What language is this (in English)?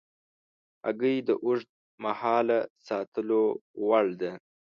Pashto